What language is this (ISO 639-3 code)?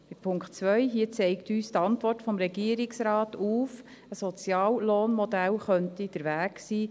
gsw